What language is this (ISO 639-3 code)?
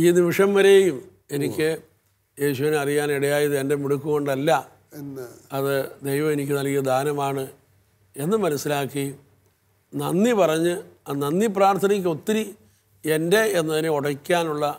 mal